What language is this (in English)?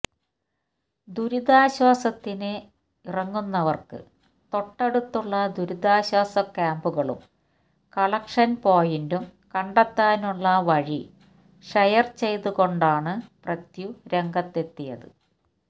Malayalam